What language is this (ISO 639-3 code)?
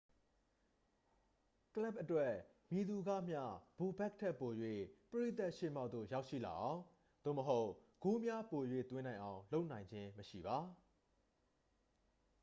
mya